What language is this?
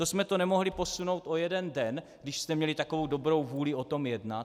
Czech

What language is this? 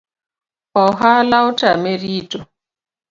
Luo (Kenya and Tanzania)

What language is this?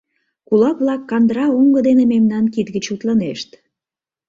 Mari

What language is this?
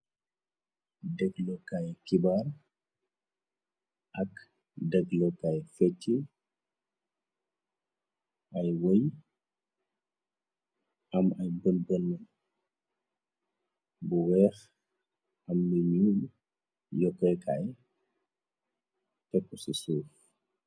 Wolof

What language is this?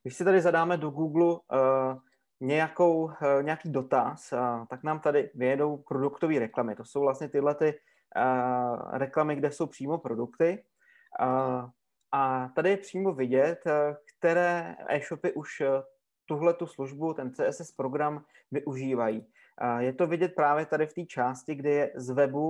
Czech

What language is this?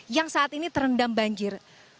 Indonesian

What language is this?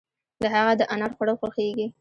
Pashto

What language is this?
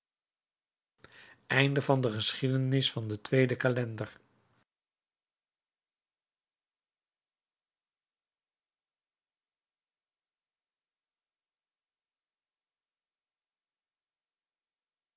Dutch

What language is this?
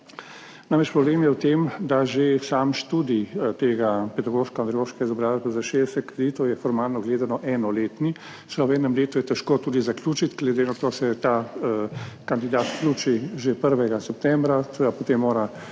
Slovenian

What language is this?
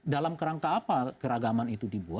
Indonesian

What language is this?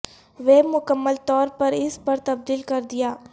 Urdu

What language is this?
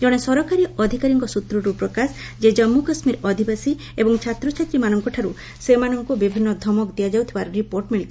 Odia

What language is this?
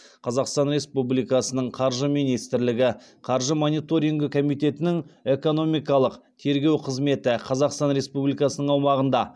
Kazakh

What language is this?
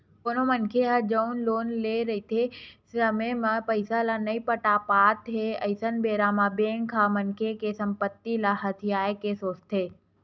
Chhattisgarhi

